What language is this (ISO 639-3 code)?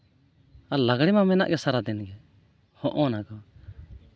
sat